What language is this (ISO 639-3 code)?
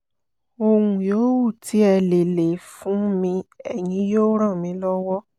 yor